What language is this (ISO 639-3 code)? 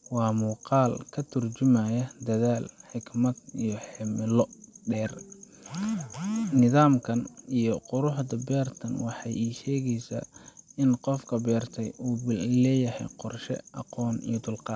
som